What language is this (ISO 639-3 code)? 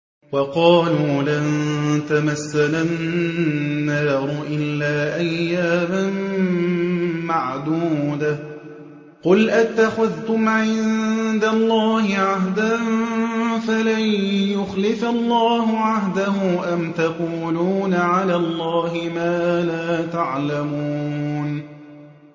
ara